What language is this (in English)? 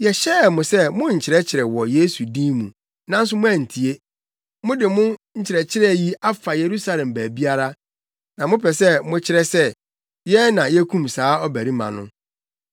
Akan